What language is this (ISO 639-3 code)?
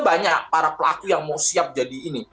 ind